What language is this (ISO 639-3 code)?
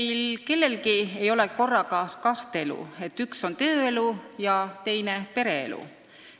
est